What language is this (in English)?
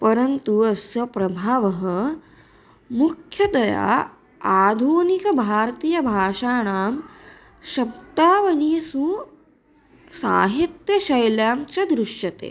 Sanskrit